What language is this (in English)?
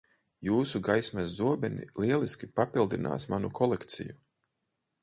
Latvian